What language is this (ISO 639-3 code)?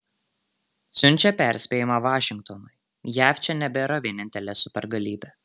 lit